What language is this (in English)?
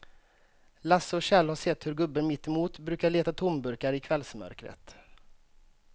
Swedish